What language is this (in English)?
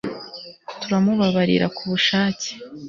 Kinyarwanda